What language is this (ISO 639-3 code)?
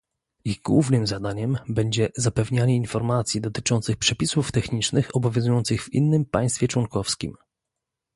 pol